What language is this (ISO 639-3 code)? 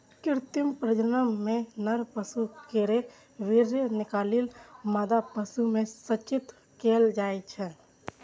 mai